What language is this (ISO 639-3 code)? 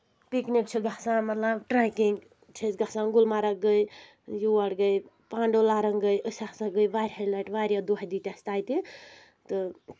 kas